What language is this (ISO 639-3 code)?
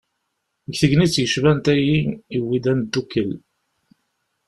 kab